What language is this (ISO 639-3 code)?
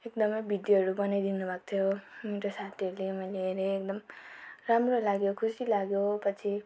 nep